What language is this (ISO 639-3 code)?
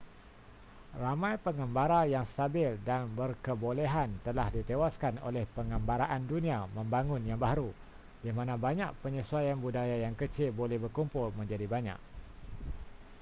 msa